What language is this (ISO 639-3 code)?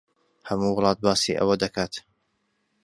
ckb